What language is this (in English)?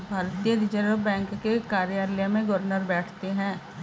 Hindi